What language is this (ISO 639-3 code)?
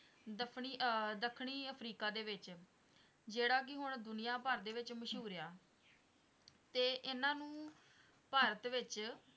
pan